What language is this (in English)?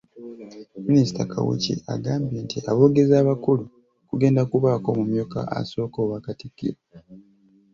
Ganda